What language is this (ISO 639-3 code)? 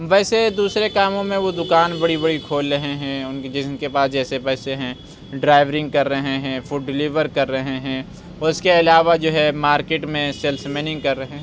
urd